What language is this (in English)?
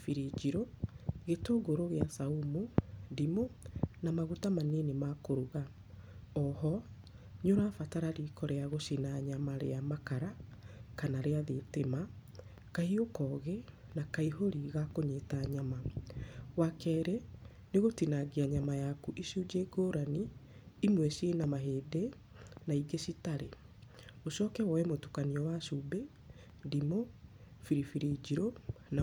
Kikuyu